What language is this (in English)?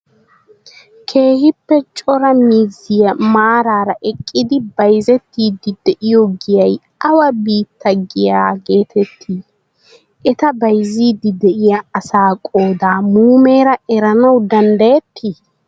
Wolaytta